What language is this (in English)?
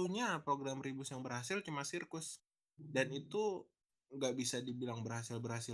Indonesian